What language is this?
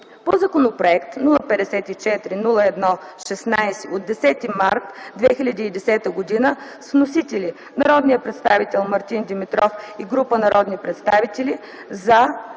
Bulgarian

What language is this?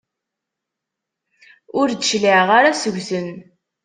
Kabyle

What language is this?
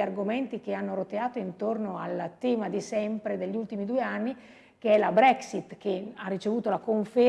Italian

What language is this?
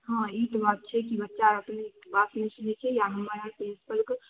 Maithili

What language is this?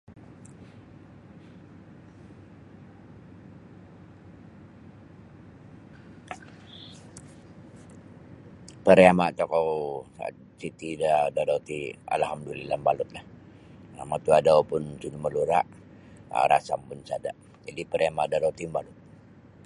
Sabah Bisaya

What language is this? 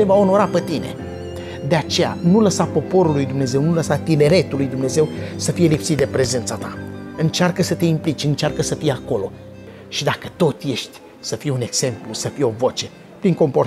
Romanian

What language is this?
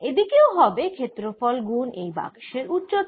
Bangla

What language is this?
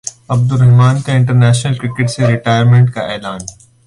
Urdu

